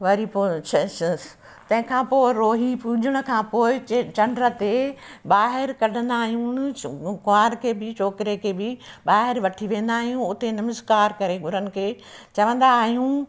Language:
Sindhi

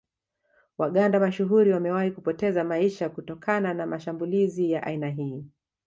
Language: Swahili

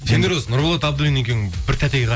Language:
Kazakh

